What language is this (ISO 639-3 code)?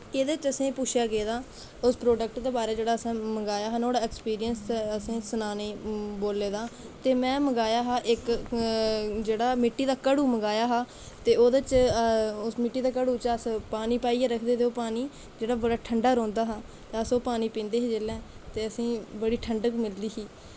doi